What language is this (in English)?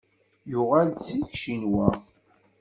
Kabyle